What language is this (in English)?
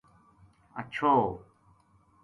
Gujari